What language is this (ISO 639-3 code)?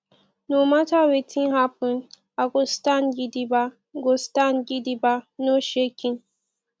pcm